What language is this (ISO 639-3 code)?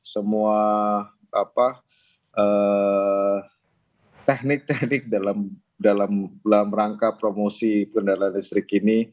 ind